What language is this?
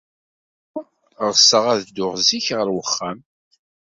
Kabyle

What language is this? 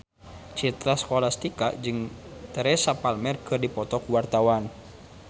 Sundanese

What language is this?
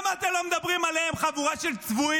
Hebrew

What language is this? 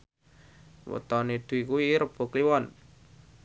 Javanese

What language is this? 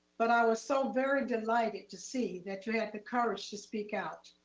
English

